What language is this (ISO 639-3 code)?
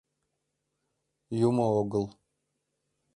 chm